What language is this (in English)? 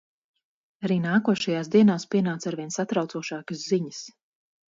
Latvian